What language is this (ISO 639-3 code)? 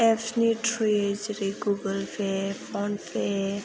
brx